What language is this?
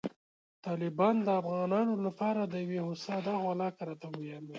Pashto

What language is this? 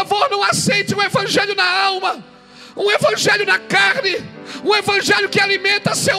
Portuguese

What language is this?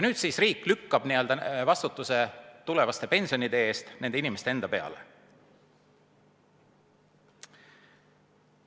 Estonian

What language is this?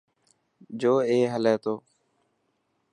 Dhatki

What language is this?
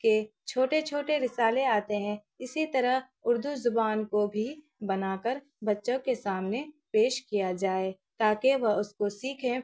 Urdu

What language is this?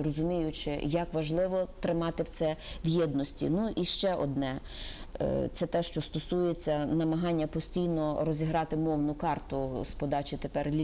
Ukrainian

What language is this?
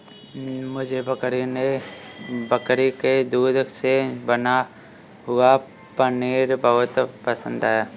Hindi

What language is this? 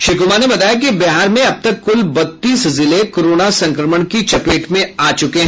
Hindi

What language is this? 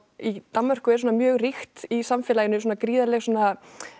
Icelandic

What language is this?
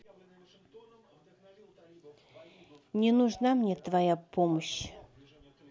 Russian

